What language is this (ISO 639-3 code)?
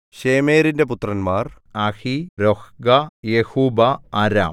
mal